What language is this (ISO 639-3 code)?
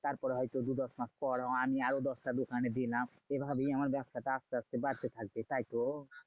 ben